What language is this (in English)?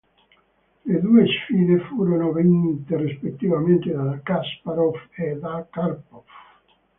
Italian